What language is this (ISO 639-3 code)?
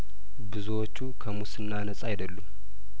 amh